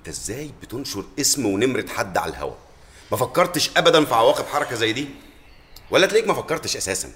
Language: Arabic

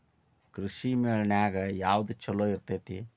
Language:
Kannada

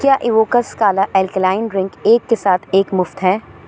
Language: Urdu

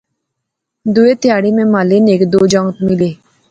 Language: Pahari-Potwari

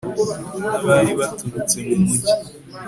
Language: Kinyarwanda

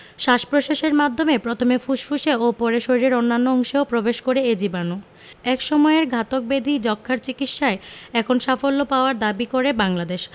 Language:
Bangla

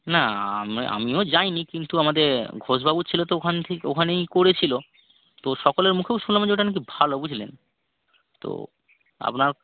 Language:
Bangla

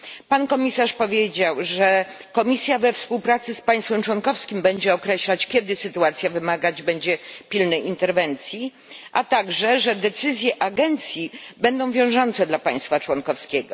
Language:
Polish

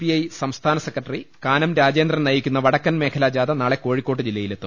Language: Malayalam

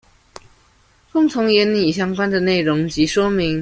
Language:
Chinese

